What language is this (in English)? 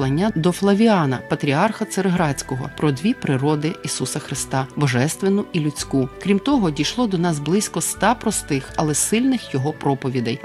Ukrainian